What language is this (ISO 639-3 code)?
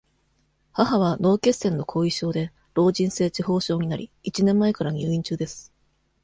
jpn